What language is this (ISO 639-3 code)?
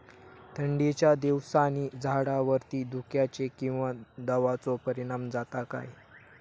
mar